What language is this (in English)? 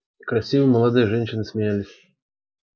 Russian